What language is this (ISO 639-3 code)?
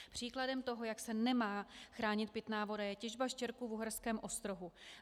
ces